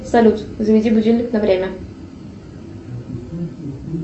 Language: Russian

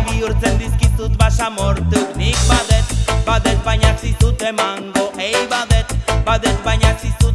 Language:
Spanish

